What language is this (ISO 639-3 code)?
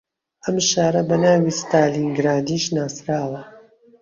ckb